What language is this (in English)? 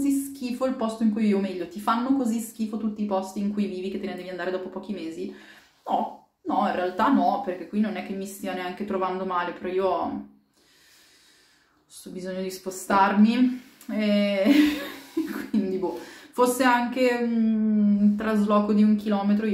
Italian